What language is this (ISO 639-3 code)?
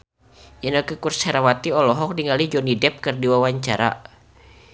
sun